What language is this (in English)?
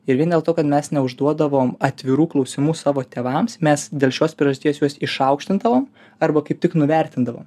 Lithuanian